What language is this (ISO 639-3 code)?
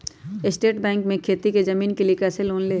mag